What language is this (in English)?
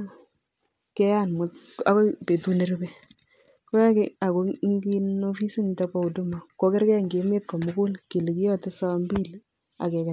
Kalenjin